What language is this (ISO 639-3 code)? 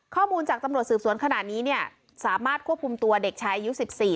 tha